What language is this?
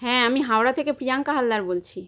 Bangla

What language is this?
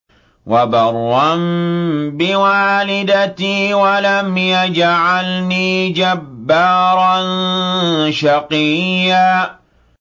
Arabic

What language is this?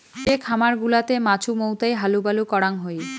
Bangla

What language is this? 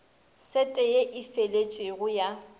Northern Sotho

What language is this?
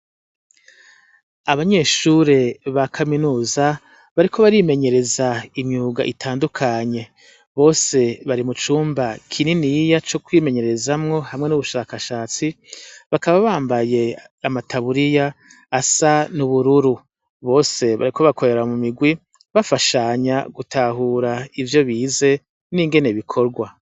Rundi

